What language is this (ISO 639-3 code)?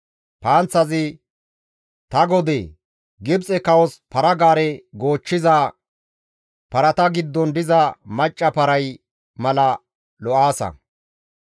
gmv